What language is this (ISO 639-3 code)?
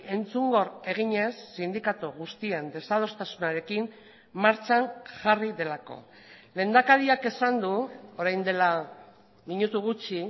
eus